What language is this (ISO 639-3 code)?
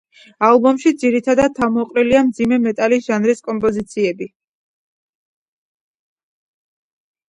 kat